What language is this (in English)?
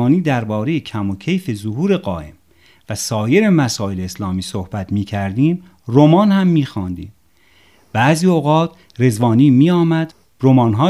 Persian